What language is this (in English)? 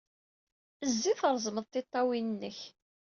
Kabyle